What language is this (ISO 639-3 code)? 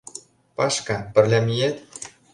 chm